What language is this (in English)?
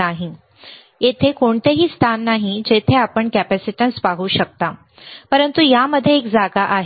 Marathi